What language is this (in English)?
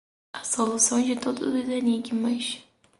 Portuguese